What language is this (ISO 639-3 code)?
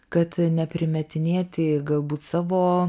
lit